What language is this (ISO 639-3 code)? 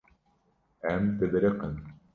kur